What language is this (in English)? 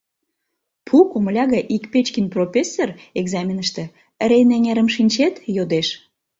Mari